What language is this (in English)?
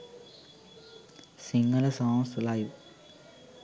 Sinhala